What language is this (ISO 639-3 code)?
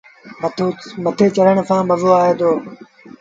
sbn